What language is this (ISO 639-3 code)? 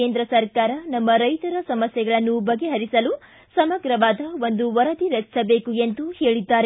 kan